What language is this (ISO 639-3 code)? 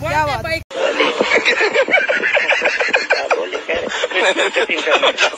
hin